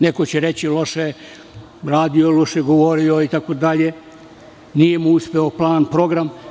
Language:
Serbian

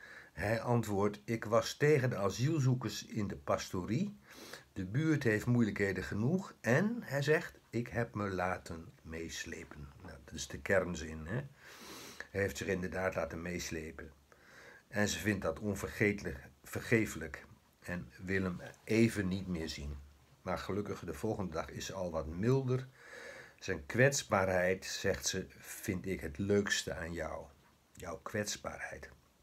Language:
Dutch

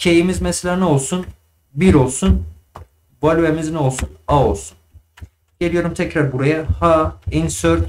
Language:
Turkish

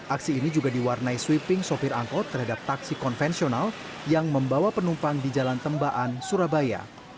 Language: Indonesian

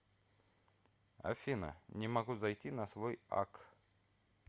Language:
Russian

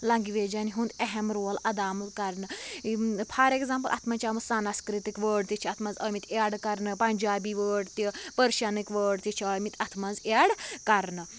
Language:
Kashmiri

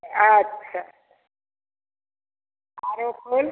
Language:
Maithili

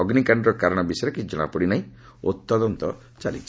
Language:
Odia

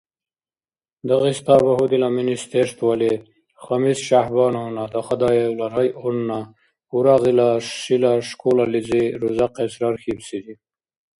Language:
Dargwa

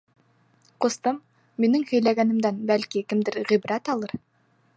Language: Bashkir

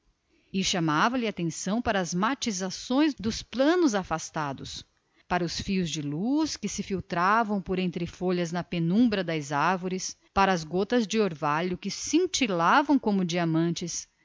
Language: Portuguese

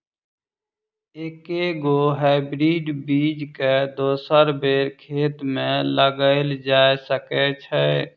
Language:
Maithili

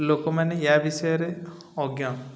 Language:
Odia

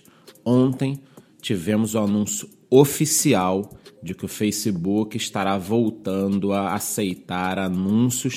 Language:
Portuguese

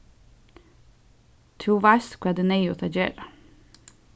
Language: Faroese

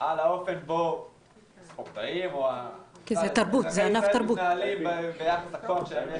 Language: Hebrew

